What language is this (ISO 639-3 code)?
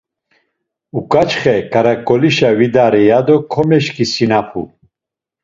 lzz